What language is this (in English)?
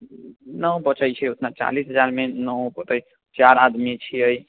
Maithili